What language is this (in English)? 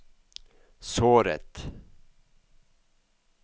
Norwegian